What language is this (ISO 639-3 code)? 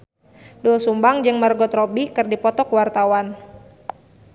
sun